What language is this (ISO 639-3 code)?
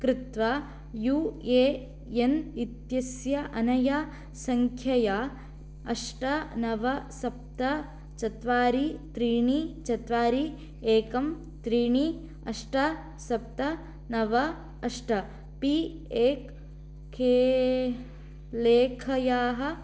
san